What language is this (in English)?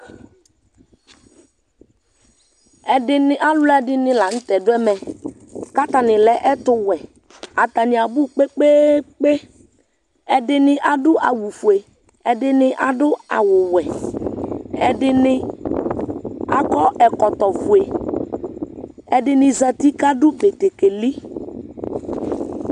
Ikposo